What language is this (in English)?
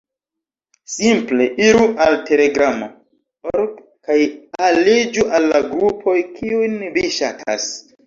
Esperanto